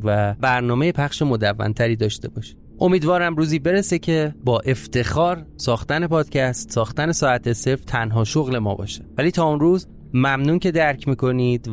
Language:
Persian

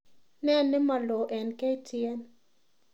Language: Kalenjin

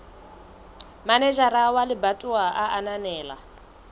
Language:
Southern Sotho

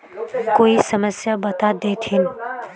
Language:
Magahi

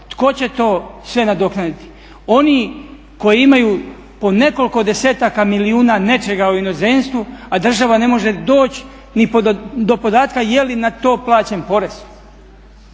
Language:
Croatian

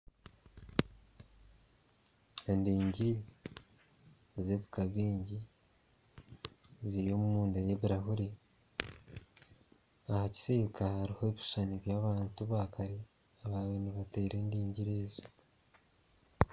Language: Nyankole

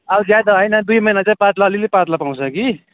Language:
Nepali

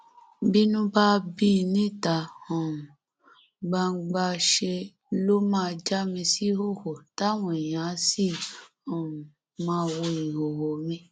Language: Yoruba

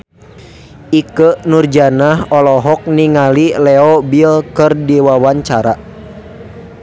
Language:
Sundanese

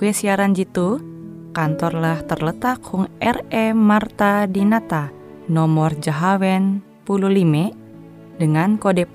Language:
Indonesian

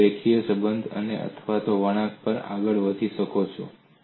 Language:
Gujarati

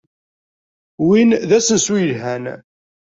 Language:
Kabyle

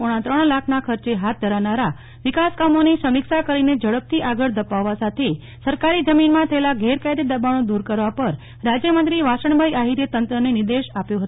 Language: Gujarati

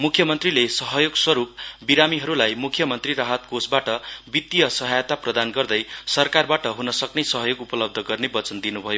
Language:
Nepali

